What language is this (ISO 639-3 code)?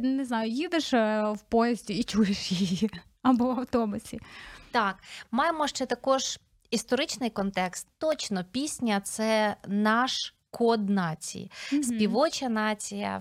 ukr